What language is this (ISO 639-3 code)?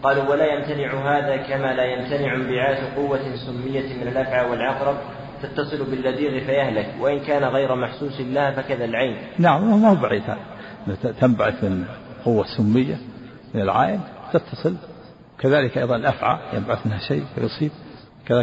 ara